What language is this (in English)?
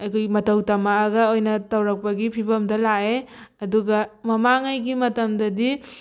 Manipuri